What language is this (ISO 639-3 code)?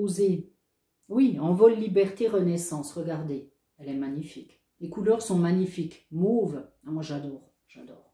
fra